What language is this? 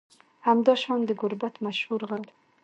Pashto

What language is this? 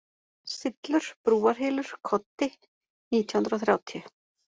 Icelandic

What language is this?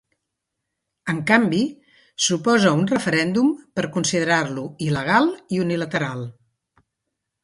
Catalan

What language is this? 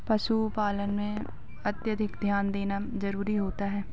Hindi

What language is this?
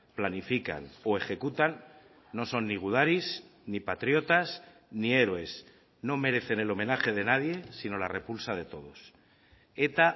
Spanish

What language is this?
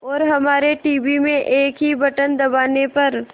Hindi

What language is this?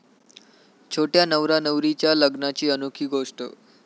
Marathi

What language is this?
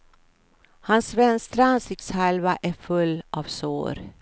Swedish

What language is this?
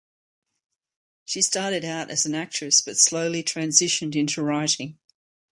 English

